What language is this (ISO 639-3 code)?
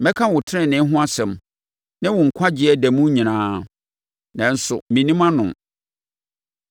aka